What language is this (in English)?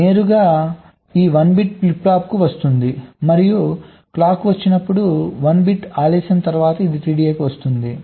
Telugu